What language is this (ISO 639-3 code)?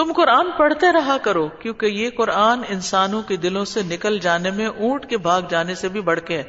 urd